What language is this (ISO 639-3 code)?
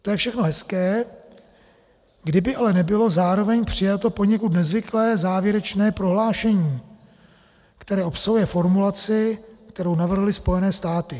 ces